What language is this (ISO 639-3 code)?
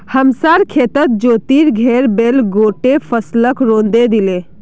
mag